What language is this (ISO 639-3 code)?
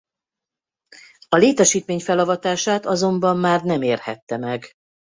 hun